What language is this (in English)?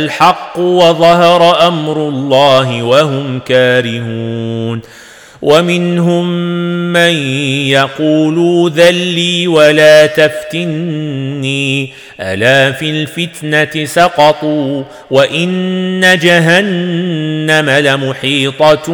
Arabic